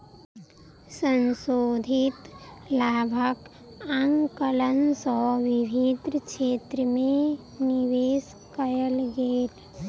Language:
Maithili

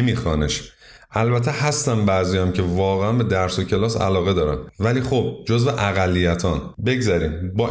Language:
Persian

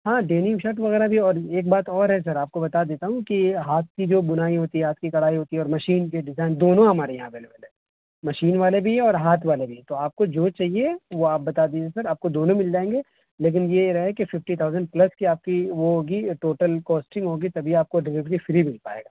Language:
Urdu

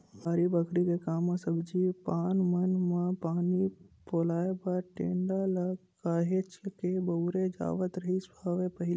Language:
Chhattisgarhi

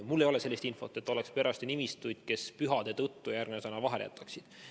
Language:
Estonian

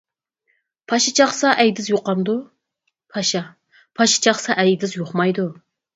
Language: Uyghur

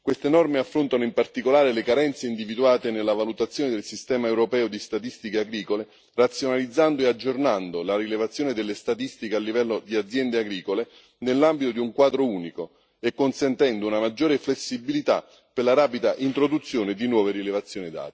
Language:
Italian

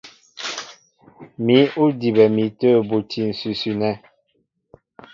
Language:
Mbo (Cameroon)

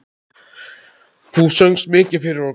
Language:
Icelandic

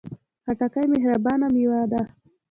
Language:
Pashto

